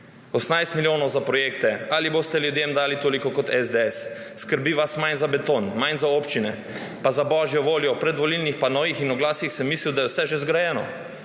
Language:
Slovenian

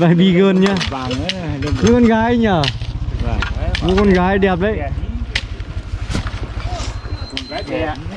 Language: Vietnamese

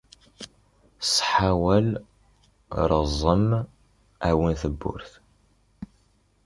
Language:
Kabyle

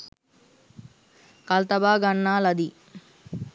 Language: Sinhala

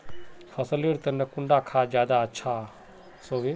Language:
Magahi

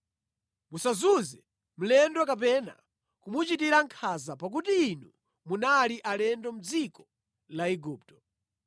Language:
Nyanja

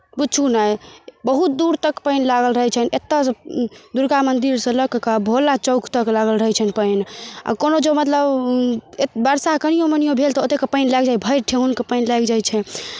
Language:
Maithili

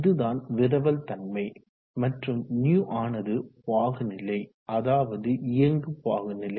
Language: Tamil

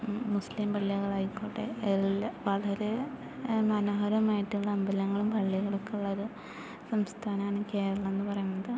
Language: Malayalam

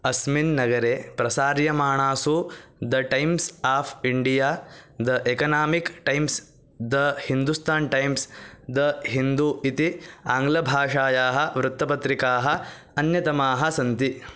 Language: Sanskrit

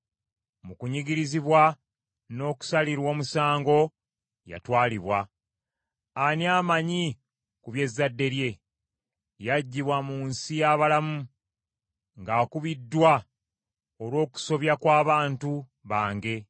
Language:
Ganda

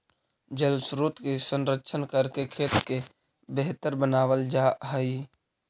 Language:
Magahi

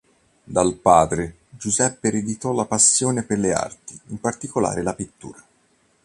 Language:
Italian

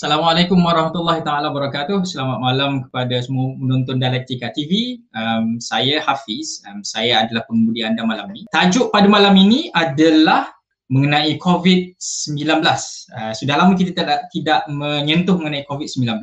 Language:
Malay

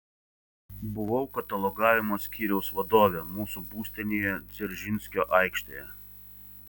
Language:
Lithuanian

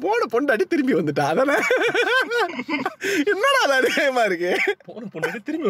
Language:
Tamil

